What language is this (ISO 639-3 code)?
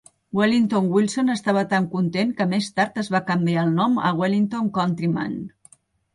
cat